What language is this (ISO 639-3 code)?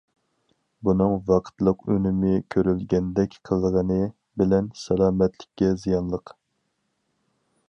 uig